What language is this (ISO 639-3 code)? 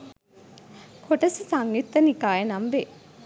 sin